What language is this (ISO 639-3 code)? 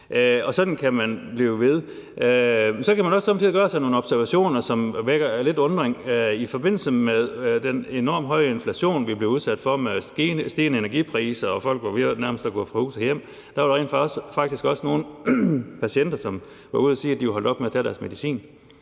dan